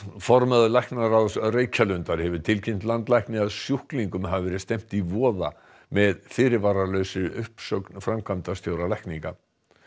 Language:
Icelandic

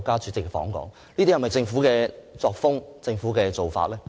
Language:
Cantonese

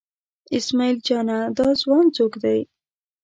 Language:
Pashto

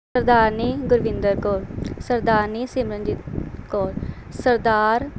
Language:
Punjabi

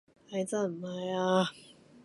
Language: Cantonese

